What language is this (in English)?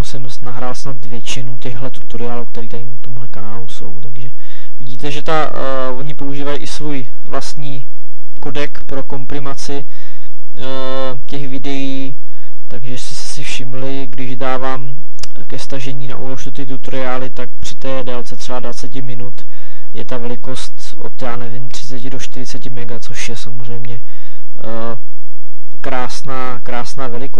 Czech